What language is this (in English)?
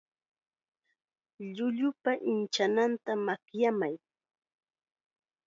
Chiquián Ancash Quechua